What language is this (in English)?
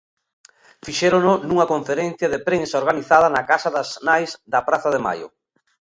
Galician